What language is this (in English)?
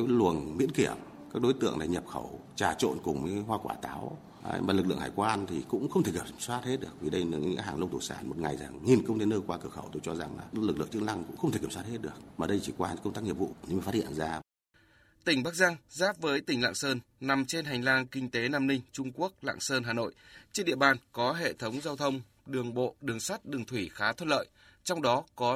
Vietnamese